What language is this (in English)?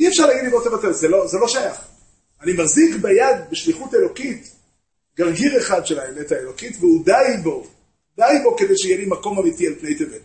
Hebrew